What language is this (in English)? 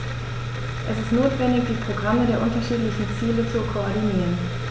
German